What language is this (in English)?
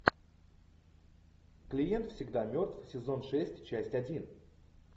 Russian